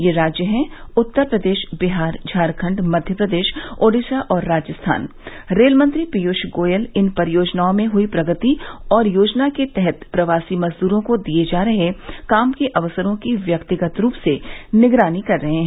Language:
Hindi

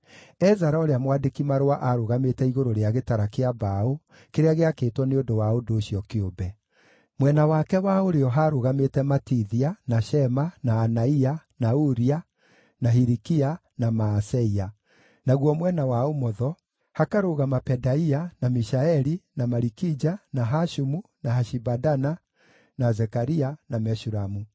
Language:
Kikuyu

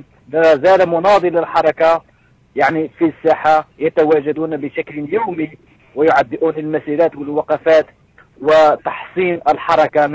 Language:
Arabic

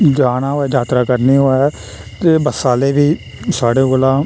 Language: Dogri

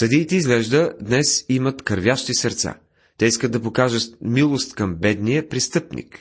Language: Bulgarian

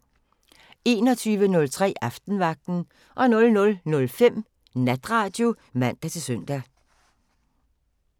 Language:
Danish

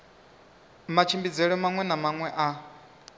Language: Venda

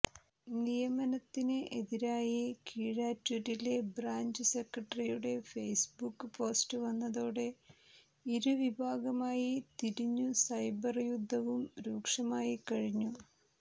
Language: Malayalam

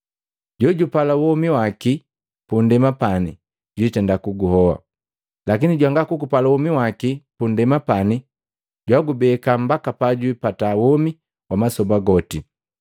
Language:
Matengo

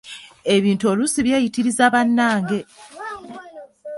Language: Ganda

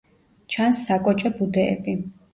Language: Georgian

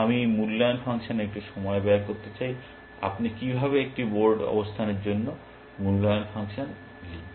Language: Bangla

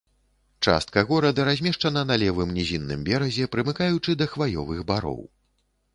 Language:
Belarusian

